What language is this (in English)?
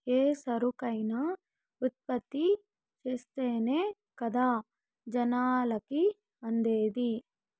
Telugu